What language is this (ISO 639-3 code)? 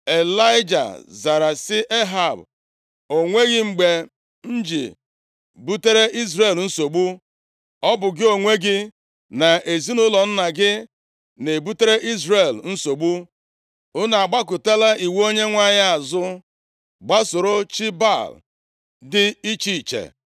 ibo